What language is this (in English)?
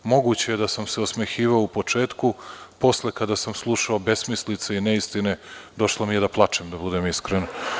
Serbian